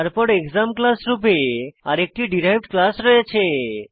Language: Bangla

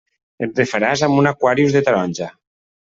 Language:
Catalan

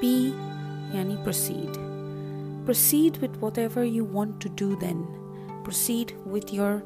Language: Urdu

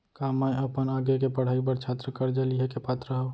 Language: Chhattisgarhi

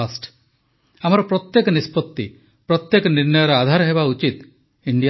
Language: Odia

